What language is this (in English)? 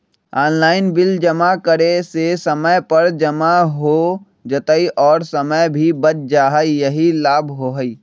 Magahi